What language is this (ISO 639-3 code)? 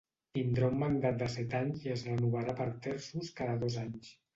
cat